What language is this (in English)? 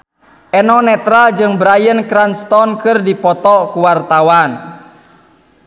Sundanese